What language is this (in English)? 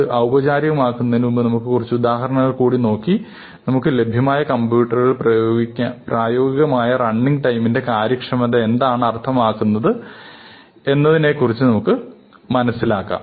Malayalam